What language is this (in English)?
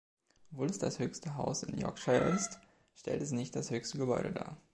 German